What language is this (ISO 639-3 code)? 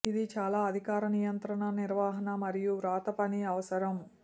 tel